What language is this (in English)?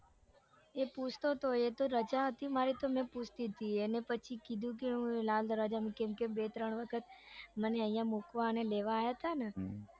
Gujarati